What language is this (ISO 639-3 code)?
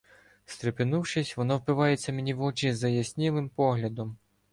ukr